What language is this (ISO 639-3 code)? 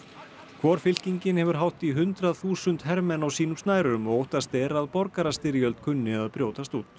isl